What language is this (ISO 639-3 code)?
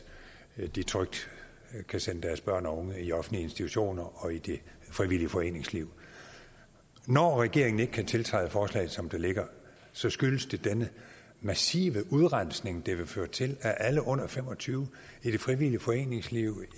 dan